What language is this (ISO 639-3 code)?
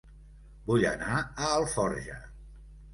cat